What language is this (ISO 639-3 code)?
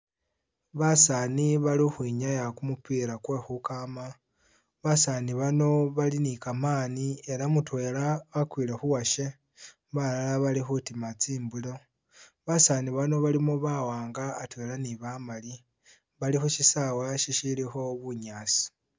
myx